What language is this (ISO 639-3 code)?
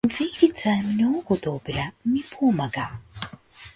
mkd